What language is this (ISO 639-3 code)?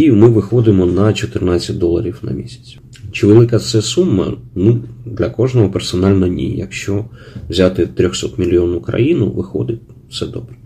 ukr